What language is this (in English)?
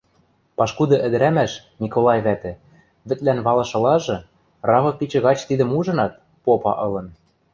Western Mari